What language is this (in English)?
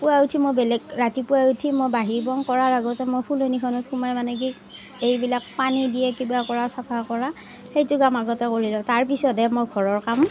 Assamese